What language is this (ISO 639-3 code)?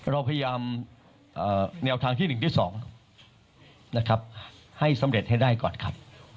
tha